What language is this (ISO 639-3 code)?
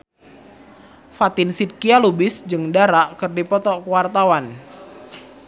sun